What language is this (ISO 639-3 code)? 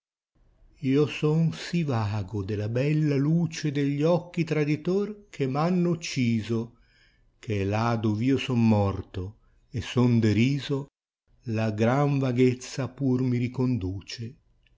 ita